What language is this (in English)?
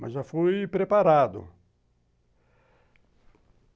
Portuguese